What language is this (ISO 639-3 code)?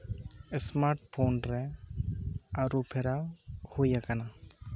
sat